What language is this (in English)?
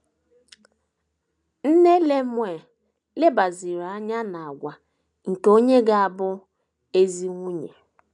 Igbo